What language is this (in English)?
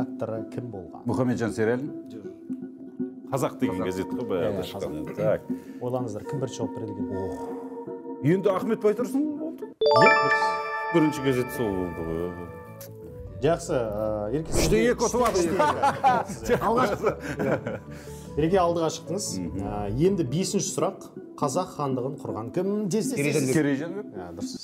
Turkish